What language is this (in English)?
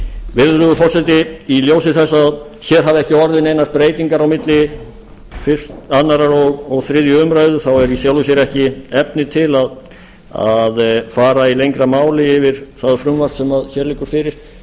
Icelandic